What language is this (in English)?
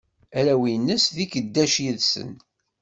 Kabyle